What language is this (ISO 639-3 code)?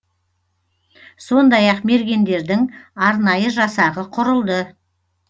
kaz